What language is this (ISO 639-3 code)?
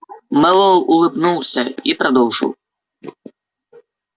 rus